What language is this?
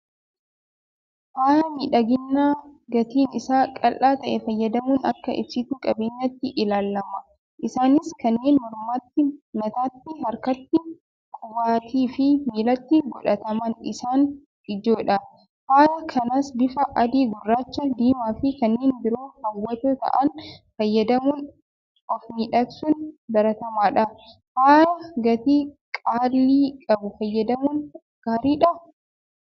Oromo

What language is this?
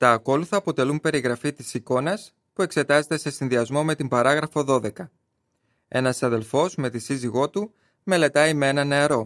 Greek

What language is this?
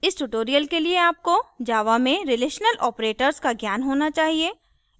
Hindi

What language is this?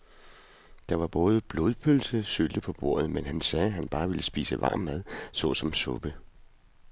Danish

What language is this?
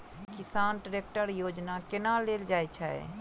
Maithili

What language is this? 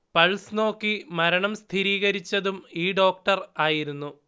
Malayalam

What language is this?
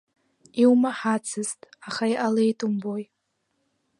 Abkhazian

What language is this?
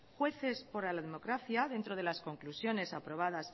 Spanish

